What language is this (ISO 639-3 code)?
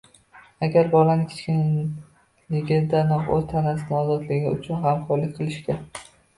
uzb